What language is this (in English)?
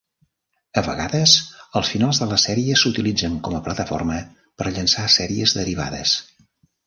Catalan